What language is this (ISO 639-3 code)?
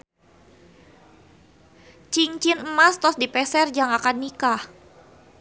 sun